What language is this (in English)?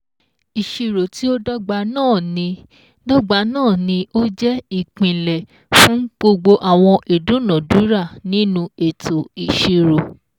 Yoruba